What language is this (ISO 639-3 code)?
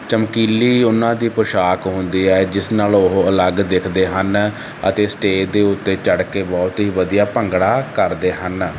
pan